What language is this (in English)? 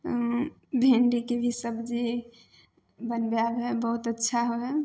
Maithili